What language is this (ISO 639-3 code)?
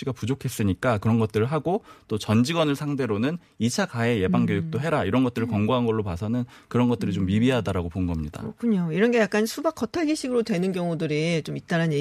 kor